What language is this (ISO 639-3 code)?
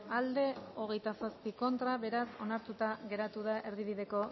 eus